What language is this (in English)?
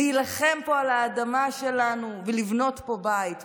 Hebrew